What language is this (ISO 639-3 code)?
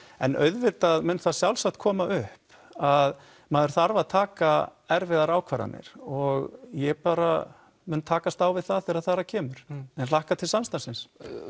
isl